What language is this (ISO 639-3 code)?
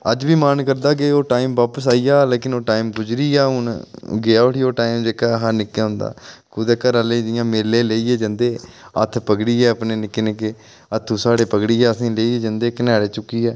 doi